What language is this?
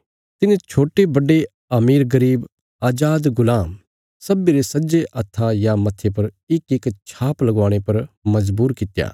Bilaspuri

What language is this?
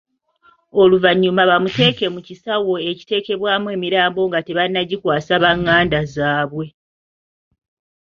Ganda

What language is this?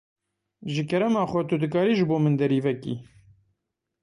Kurdish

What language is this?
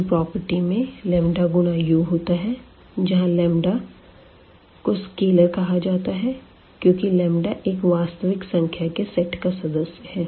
Hindi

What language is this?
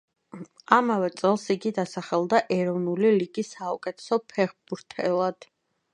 Georgian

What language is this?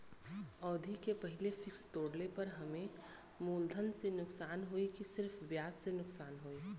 Bhojpuri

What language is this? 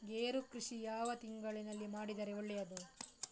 Kannada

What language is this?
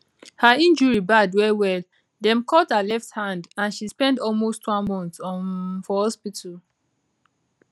Nigerian Pidgin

